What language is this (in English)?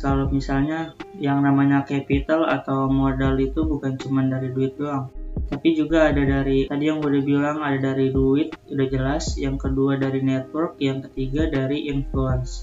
Indonesian